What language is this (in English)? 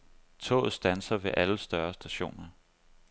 Danish